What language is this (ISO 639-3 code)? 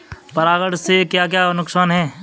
hin